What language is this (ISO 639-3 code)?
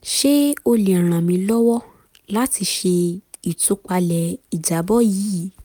yor